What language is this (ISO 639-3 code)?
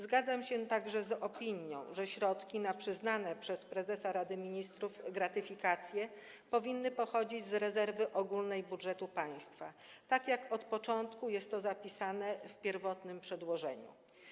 pol